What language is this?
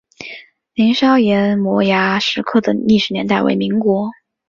Chinese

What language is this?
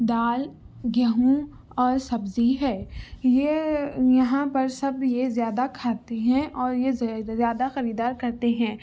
Urdu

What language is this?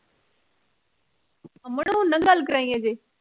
Punjabi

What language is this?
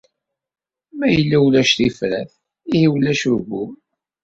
Kabyle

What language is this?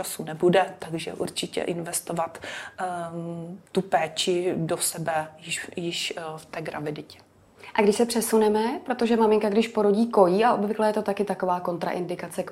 Czech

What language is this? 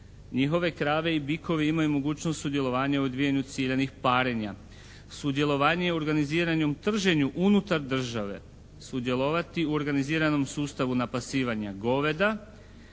Croatian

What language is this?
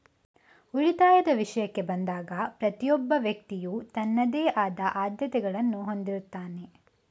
Kannada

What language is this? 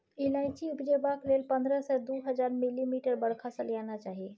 Maithili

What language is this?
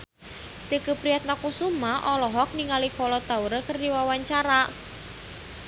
Sundanese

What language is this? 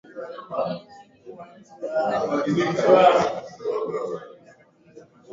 Swahili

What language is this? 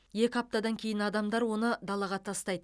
Kazakh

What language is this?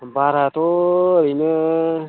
Bodo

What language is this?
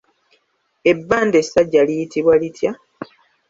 Ganda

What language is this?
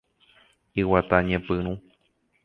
Guarani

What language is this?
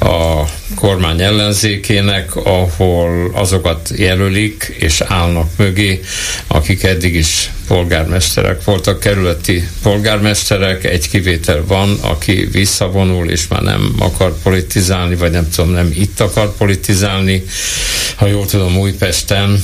Hungarian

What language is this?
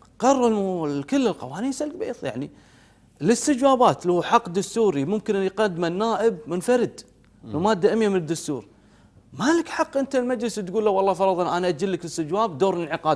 Arabic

